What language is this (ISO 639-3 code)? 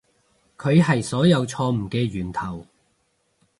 yue